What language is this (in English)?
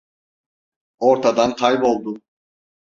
Turkish